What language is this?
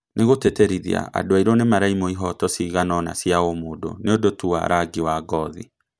Kikuyu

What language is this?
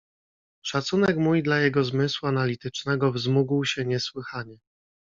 Polish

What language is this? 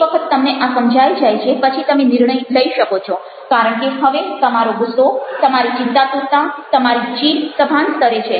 Gujarati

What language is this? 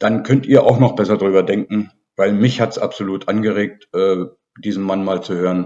German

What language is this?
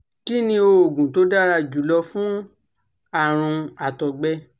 Yoruba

